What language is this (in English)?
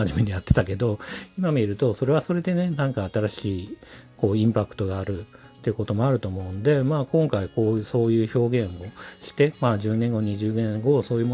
Japanese